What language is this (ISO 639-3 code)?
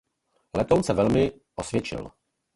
ces